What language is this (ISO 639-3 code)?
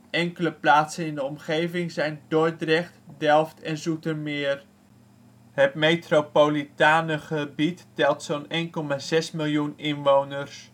nld